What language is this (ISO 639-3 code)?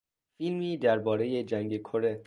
fas